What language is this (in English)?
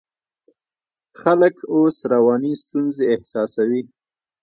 Pashto